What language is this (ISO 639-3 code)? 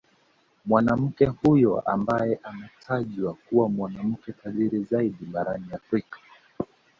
swa